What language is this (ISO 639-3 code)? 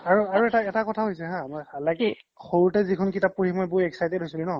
asm